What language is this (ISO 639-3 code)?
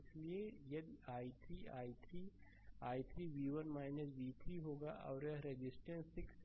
hin